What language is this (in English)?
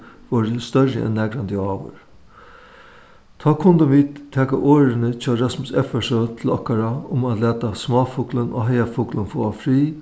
Faroese